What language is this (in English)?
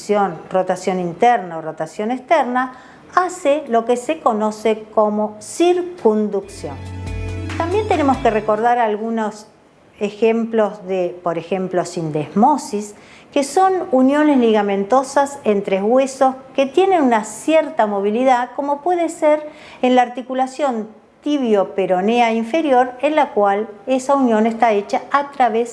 Spanish